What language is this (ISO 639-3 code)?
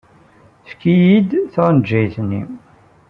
kab